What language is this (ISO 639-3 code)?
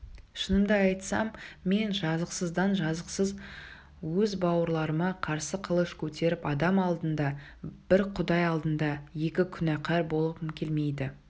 kaz